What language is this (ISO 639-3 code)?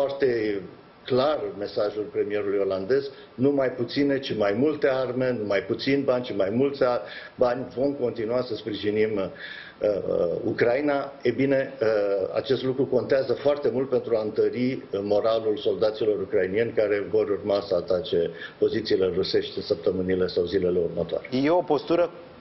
ron